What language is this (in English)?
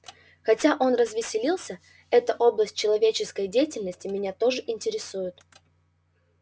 Russian